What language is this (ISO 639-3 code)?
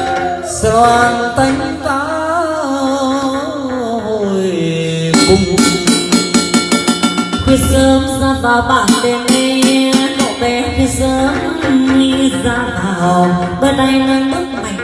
vie